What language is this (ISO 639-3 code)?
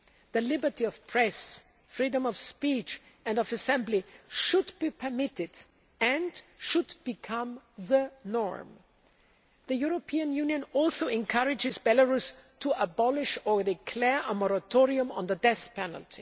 eng